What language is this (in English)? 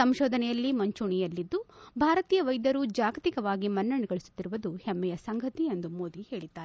Kannada